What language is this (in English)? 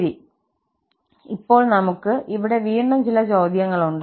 Malayalam